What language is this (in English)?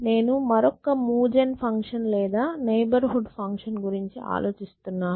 Telugu